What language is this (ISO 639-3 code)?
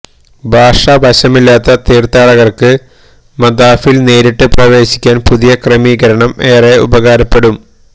mal